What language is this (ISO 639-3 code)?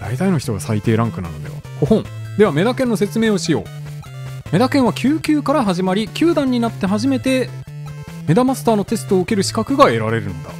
jpn